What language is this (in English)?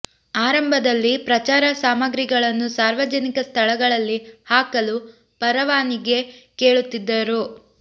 Kannada